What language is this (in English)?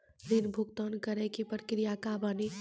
Maithili